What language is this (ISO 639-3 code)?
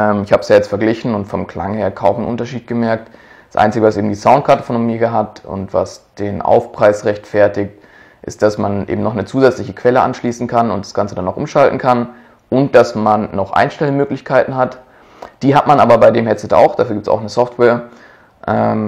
deu